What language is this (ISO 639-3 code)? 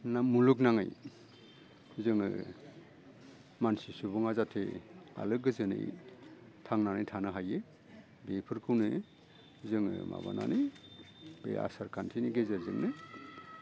brx